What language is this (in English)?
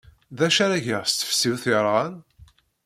Kabyle